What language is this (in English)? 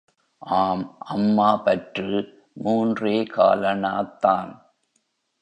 Tamil